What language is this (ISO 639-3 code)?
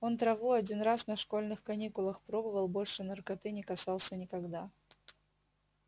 rus